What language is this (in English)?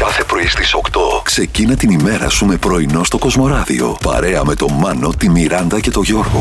Greek